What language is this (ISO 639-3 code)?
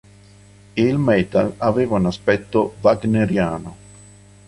ita